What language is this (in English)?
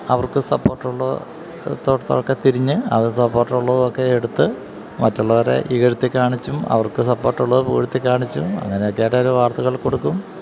Malayalam